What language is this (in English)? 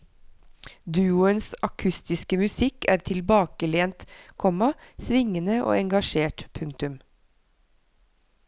Norwegian